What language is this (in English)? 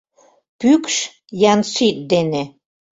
Mari